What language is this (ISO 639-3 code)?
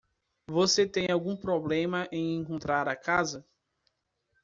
por